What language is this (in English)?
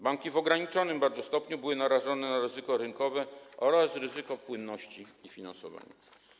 Polish